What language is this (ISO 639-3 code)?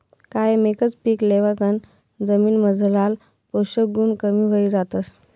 mar